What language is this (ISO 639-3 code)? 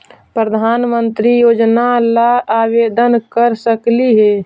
mag